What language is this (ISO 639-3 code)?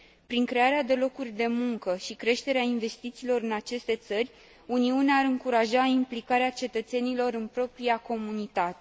ron